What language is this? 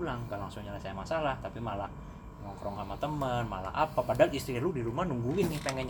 Indonesian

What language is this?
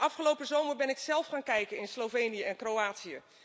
Dutch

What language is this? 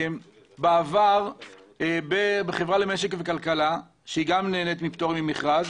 Hebrew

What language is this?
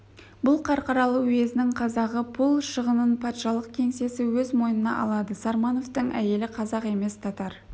Kazakh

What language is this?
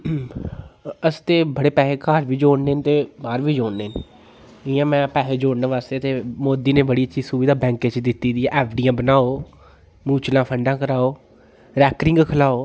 Dogri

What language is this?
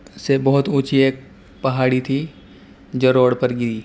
Urdu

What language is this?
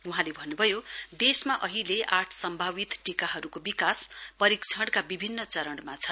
Nepali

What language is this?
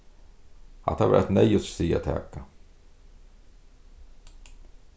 Faroese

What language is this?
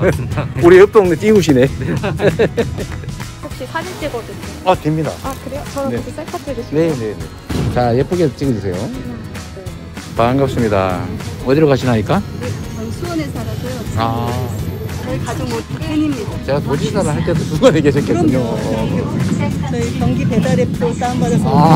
Korean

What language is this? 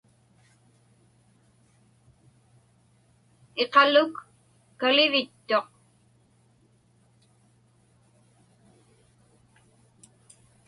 Inupiaq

